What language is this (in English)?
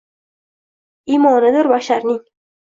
Uzbek